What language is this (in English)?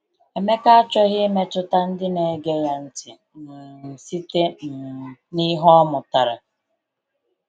Igbo